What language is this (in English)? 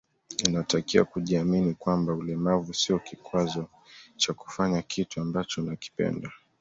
Swahili